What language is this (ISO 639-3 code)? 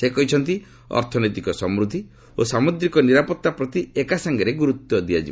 ori